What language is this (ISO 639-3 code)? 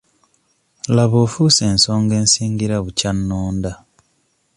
lug